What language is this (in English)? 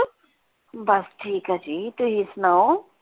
Punjabi